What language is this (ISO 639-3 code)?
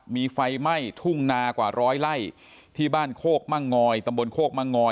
tha